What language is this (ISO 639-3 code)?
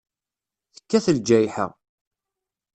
kab